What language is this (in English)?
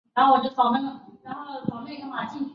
Chinese